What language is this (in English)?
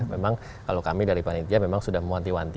Indonesian